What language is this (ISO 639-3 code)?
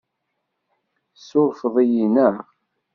kab